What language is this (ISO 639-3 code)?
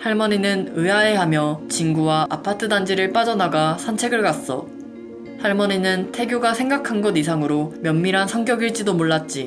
kor